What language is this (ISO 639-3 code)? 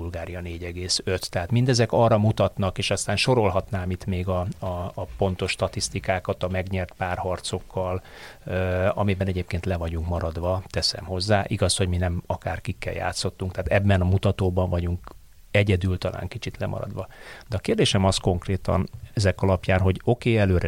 hun